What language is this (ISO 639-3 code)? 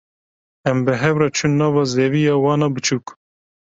kur